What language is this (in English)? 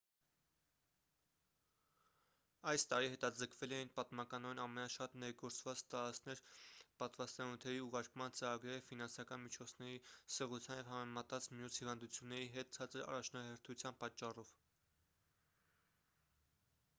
Armenian